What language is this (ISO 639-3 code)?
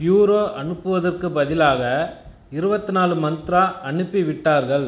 tam